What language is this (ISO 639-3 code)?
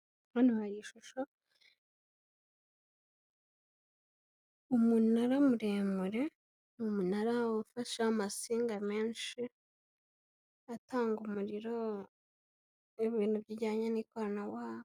kin